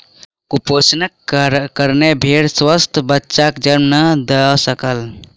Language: Maithili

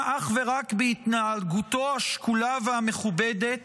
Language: Hebrew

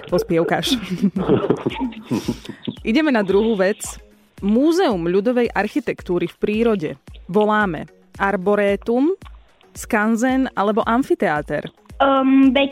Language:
Slovak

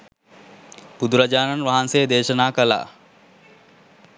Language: Sinhala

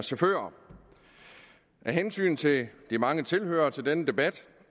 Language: Danish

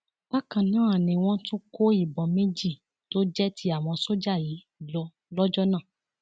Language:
Yoruba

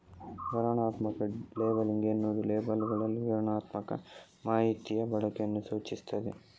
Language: Kannada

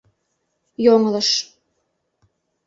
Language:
Mari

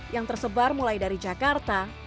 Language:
Indonesian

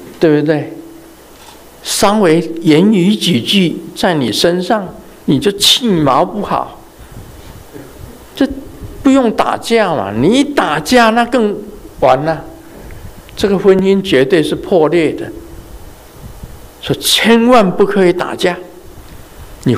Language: Chinese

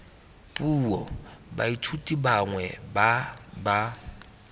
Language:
Tswana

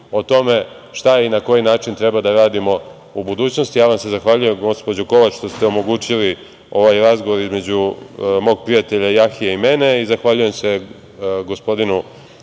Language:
Serbian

